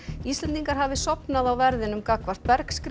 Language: Icelandic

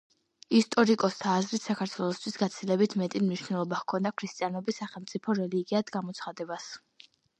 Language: Georgian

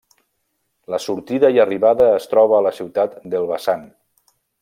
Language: Catalan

